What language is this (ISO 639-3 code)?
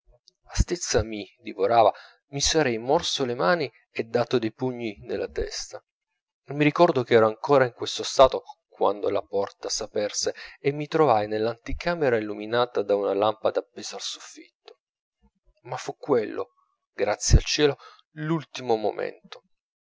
ita